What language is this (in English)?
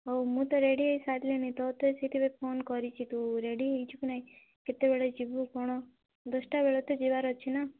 Odia